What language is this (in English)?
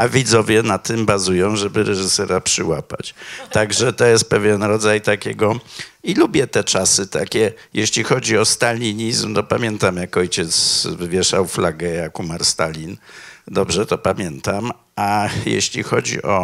Polish